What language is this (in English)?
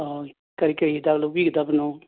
Manipuri